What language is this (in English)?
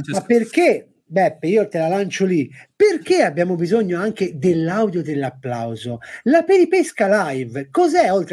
Italian